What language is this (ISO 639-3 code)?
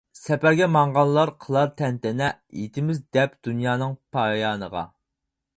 uig